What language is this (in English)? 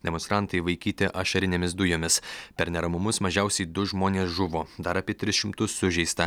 Lithuanian